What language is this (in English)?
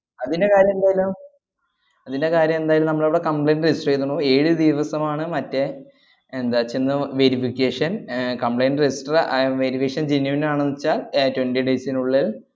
Malayalam